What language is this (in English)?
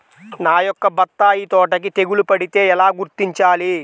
Telugu